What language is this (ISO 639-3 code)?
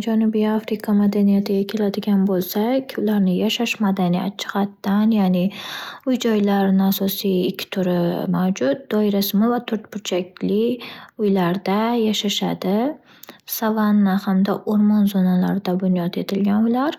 uzb